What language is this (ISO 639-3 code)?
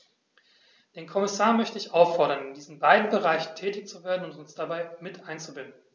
deu